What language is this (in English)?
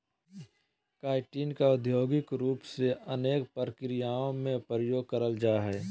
Magahi